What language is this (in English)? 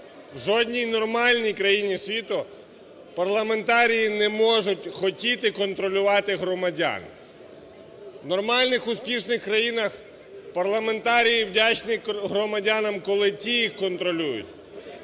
Ukrainian